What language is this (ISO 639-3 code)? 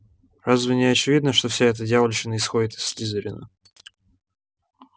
rus